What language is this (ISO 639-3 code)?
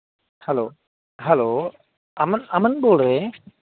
pan